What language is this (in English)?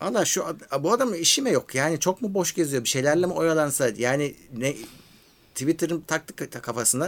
Turkish